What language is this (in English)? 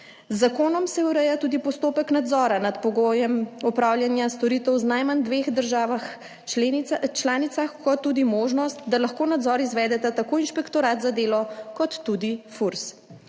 Slovenian